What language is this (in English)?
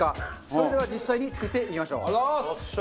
Japanese